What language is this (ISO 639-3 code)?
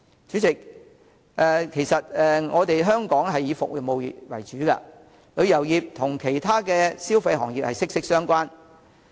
yue